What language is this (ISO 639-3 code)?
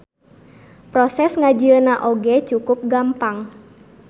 sun